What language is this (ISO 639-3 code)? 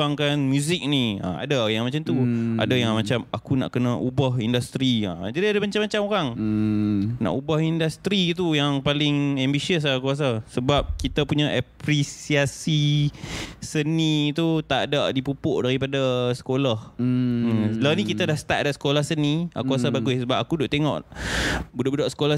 msa